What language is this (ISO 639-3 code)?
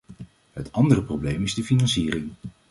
nld